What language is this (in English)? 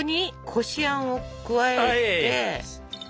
Japanese